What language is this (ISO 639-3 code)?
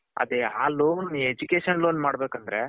kan